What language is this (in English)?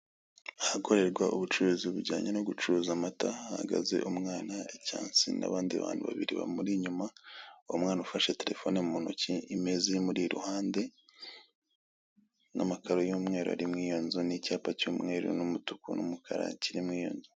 Kinyarwanda